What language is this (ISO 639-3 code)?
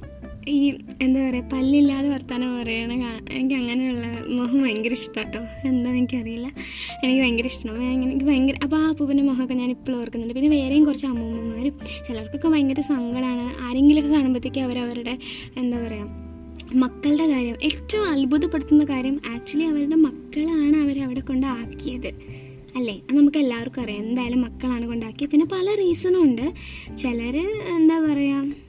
mal